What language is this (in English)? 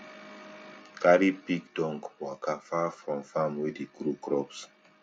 Nigerian Pidgin